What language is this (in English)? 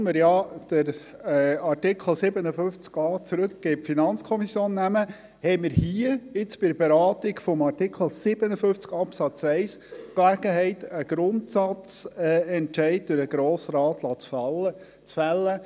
Swiss German